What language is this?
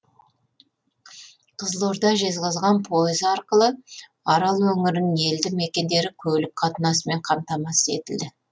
Kazakh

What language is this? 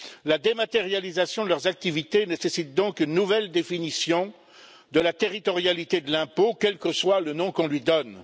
French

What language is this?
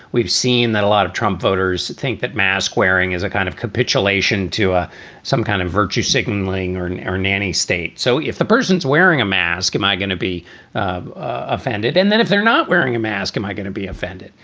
English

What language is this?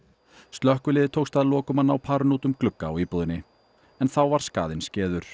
Icelandic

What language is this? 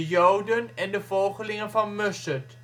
Dutch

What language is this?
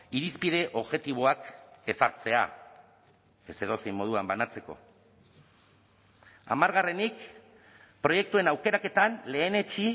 Basque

